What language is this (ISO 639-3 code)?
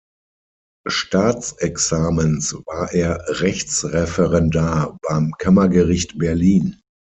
deu